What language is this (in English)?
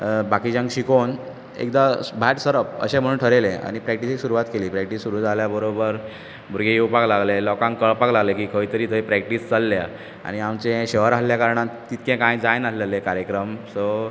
Konkani